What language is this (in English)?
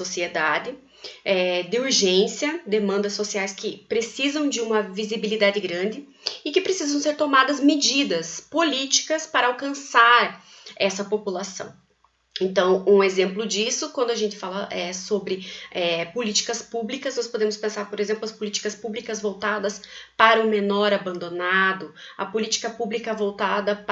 Portuguese